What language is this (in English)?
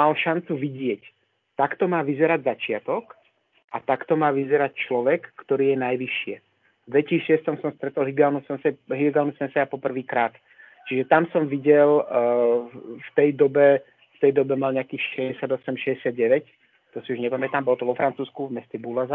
Slovak